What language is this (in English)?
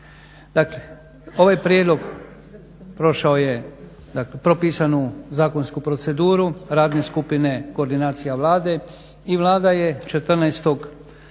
Croatian